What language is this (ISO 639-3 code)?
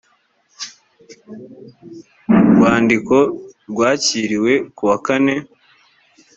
kin